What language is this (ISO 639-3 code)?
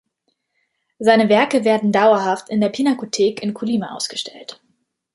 deu